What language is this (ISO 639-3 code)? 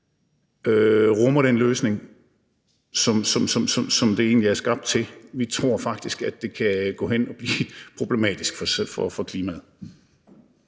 dan